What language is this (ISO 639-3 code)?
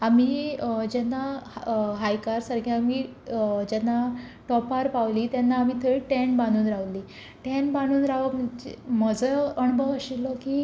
kok